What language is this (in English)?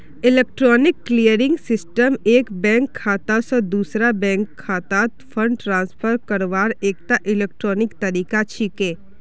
Magahi